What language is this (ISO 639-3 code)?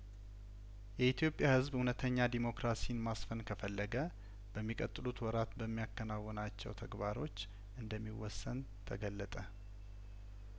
amh